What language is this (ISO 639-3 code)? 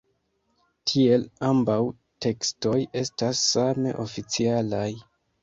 epo